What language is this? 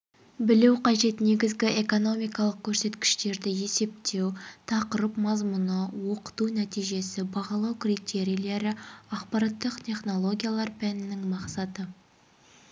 Kazakh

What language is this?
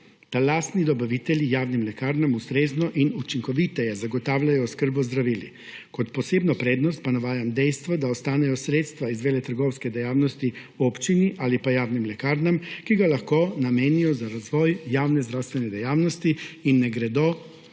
Slovenian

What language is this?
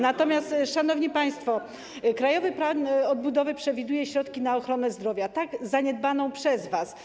Polish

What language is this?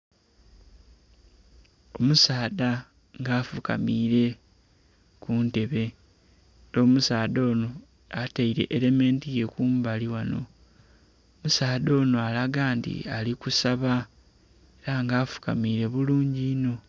Soga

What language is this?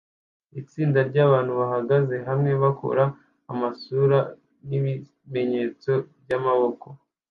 Kinyarwanda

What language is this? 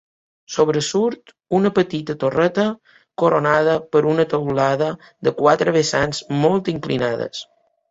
Catalan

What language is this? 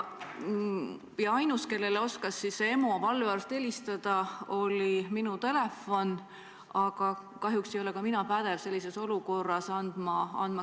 Estonian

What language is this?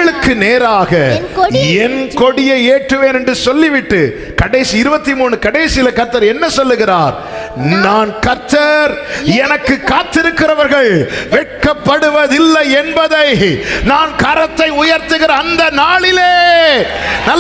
Tamil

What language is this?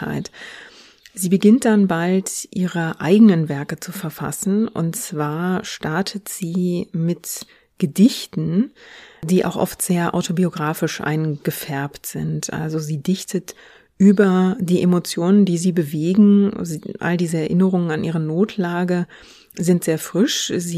German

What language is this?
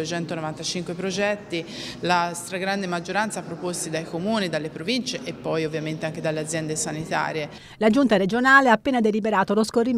Italian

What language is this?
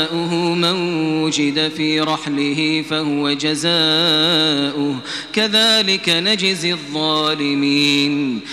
Arabic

